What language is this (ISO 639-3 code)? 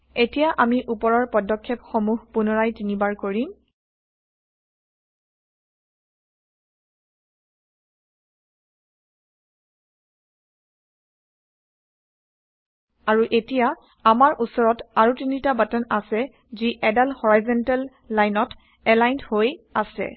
asm